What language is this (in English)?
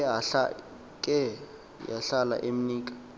Xhosa